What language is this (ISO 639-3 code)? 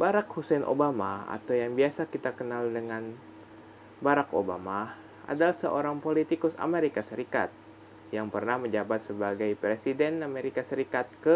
ind